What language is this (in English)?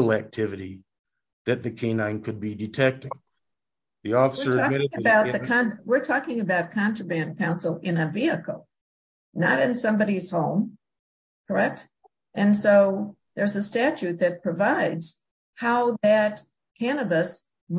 English